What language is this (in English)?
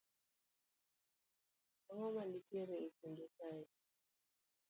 Luo (Kenya and Tanzania)